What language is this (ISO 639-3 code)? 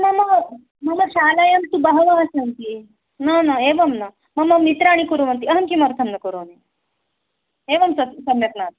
san